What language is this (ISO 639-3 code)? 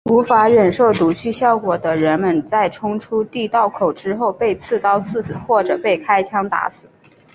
zho